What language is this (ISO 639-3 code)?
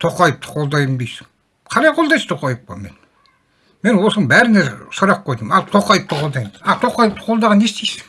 tur